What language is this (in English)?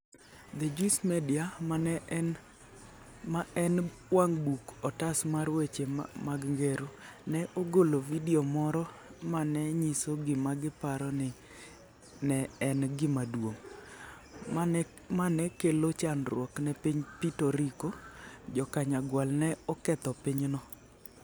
Luo (Kenya and Tanzania)